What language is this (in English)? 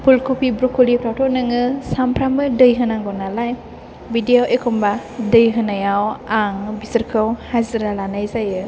Bodo